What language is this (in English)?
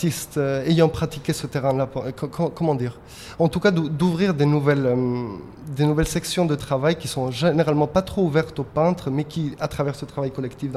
French